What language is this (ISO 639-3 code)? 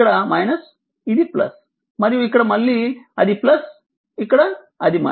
tel